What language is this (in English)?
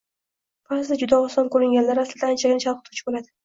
Uzbek